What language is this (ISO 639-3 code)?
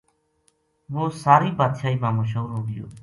gju